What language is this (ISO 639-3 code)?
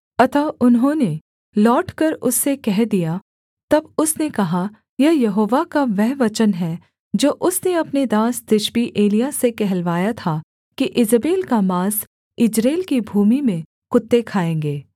hin